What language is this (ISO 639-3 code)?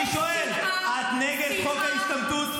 heb